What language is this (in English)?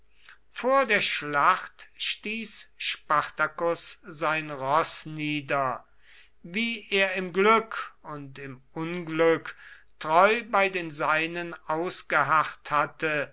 German